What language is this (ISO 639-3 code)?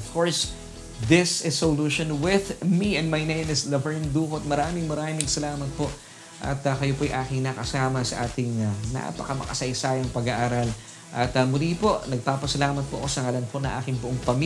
fil